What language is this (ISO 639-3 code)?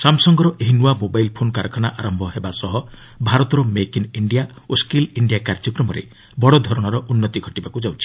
ori